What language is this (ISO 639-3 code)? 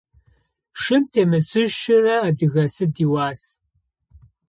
ady